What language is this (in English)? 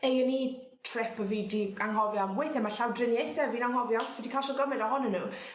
Welsh